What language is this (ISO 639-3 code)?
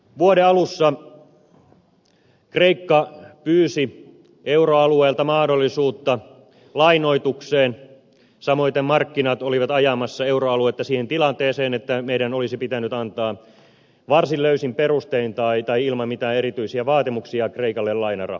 fin